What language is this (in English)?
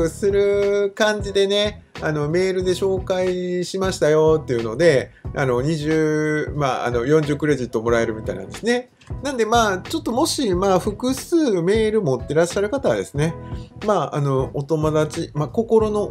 Japanese